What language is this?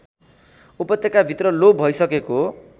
Nepali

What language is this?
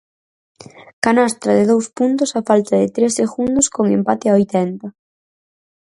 Galician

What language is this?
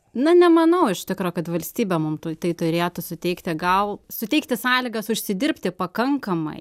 Lithuanian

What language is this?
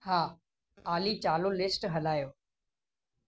Sindhi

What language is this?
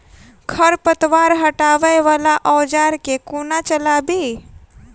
Maithili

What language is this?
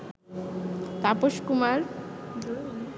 Bangla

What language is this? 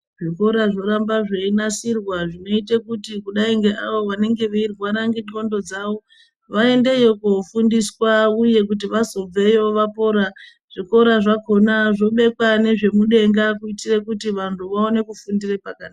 Ndau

